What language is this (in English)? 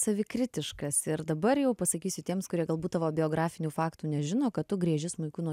Lithuanian